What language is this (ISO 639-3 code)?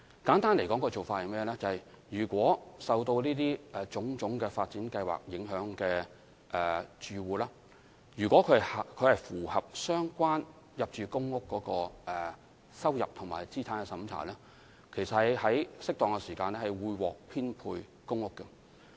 yue